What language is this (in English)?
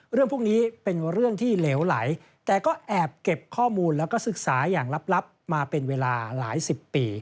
Thai